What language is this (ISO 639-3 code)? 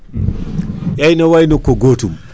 ful